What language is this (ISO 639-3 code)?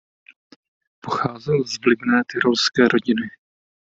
ces